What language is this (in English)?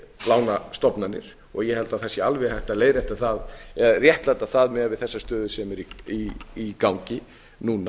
Icelandic